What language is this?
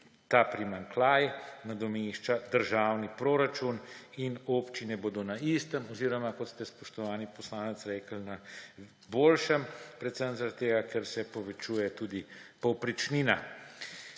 Slovenian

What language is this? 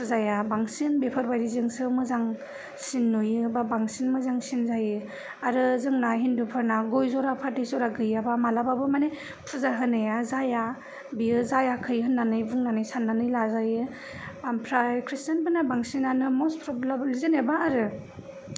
Bodo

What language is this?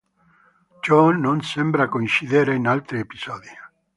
Italian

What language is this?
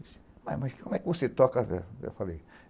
Portuguese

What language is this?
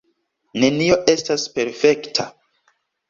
Esperanto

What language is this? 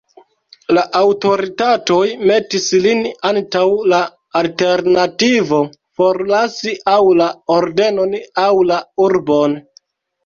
Esperanto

